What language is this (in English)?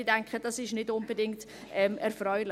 Swiss German